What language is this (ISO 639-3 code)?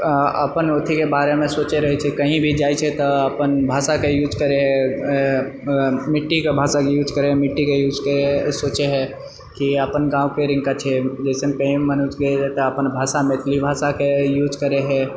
mai